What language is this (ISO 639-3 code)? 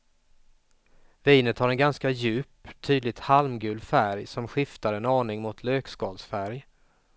swe